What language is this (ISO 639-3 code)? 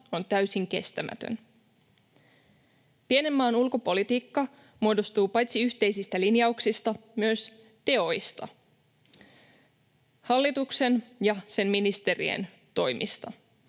fin